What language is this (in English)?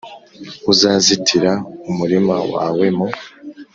Kinyarwanda